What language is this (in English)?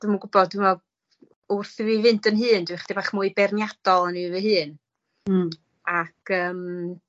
Welsh